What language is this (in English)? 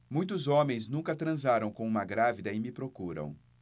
Portuguese